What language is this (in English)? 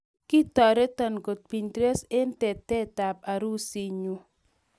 Kalenjin